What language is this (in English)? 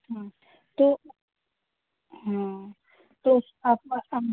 Hindi